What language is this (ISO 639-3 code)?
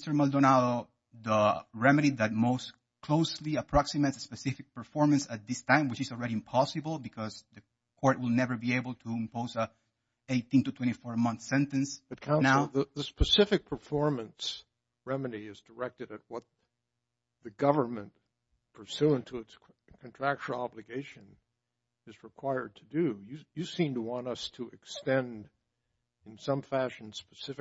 eng